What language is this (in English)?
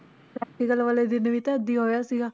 Punjabi